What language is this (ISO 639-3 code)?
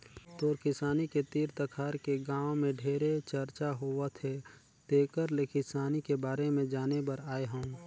hne